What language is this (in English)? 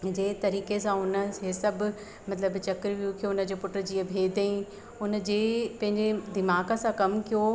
Sindhi